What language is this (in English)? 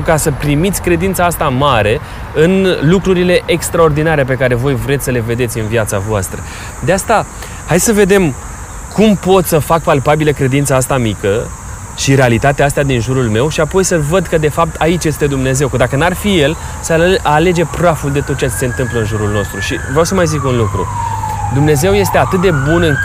Romanian